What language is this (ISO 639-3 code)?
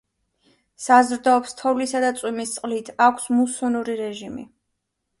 kat